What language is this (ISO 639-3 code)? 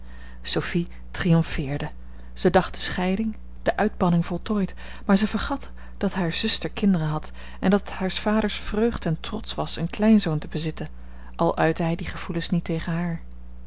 nld